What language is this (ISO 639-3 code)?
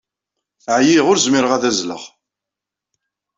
kab